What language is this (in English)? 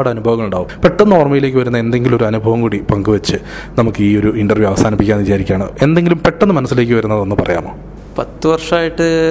Malayalam